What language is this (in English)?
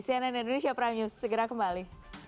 Indonesian